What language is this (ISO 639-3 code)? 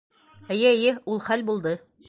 bak